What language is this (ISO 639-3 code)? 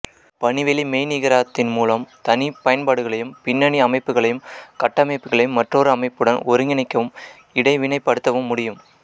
tam